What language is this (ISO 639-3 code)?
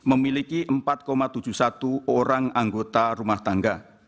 ind